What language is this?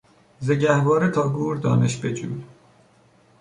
Persian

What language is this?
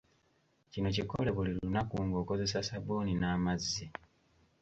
Ganda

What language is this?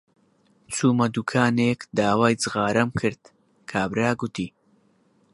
Central Kurdish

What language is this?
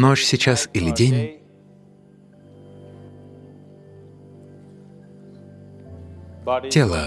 Russian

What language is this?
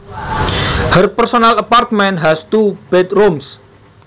Javanese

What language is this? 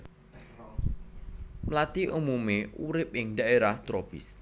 Javanese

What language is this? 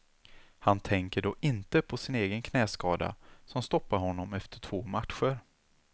Swedish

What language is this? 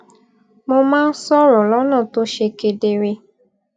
Yoruba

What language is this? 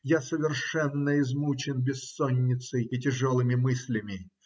Russian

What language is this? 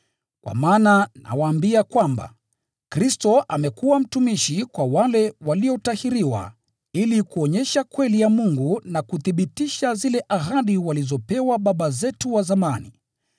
Swahili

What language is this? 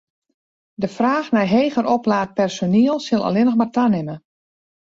Western Frisian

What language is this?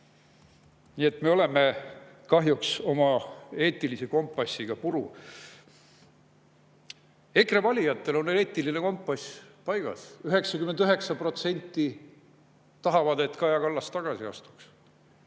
Estonian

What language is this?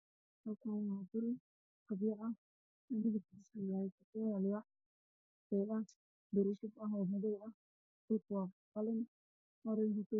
Somali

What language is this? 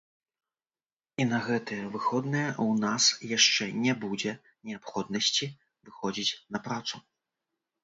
Belarusian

